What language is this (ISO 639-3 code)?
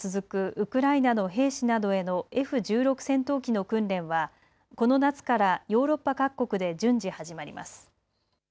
jpn